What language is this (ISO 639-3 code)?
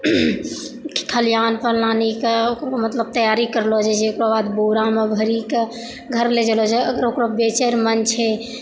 mai